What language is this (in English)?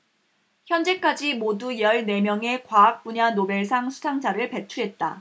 Korean